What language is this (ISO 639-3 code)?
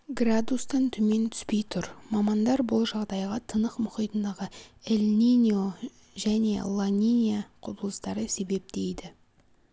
kaz